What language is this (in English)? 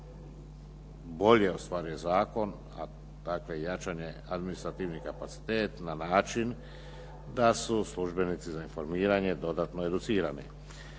Croatian